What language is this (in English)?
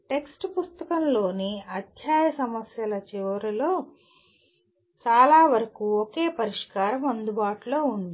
Telugu